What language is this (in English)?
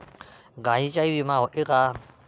Marathi